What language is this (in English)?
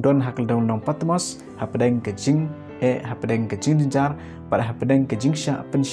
Indonesian